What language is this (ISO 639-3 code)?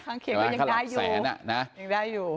tha